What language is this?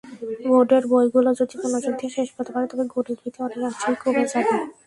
Bangla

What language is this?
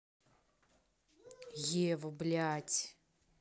Russian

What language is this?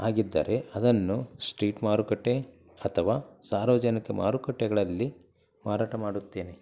Kannada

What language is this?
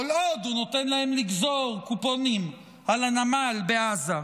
Hebrew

